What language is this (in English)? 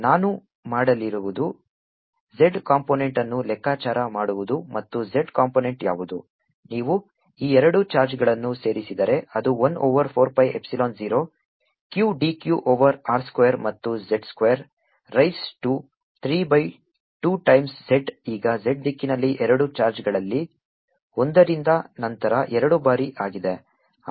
Kannada